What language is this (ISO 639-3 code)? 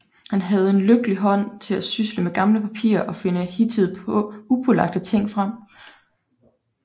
dan